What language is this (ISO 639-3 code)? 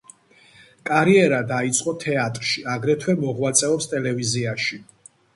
kat